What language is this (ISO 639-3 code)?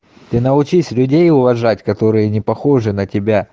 rus